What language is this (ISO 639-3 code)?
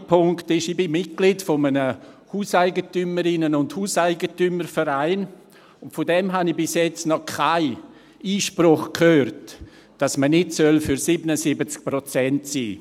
gsw